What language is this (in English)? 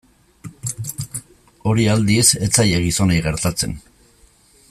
Basque